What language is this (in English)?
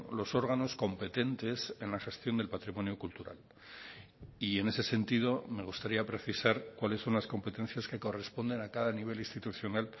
Spanish